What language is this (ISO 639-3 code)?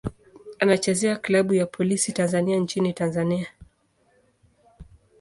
swa